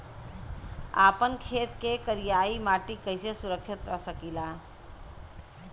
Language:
Bhojpuri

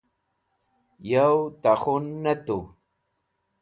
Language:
Wakhi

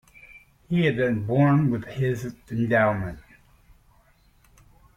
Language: English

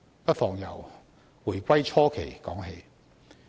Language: Cantonese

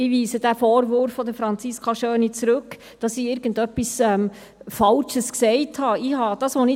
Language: Swiss German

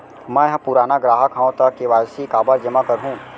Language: Chhattisgarhi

